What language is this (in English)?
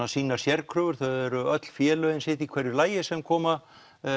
Icelandic